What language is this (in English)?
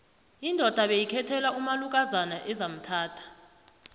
South Ndebele